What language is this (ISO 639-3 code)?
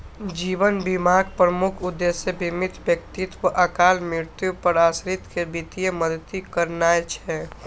mai